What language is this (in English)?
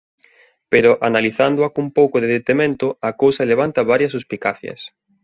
Galician